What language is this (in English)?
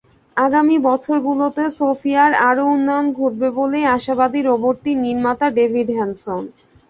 Bangla